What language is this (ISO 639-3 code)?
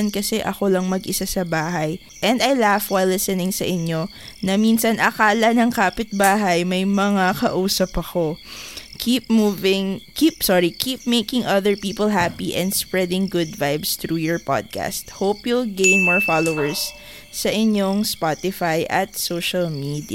fil